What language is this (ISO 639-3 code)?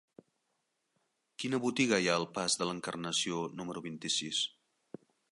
cat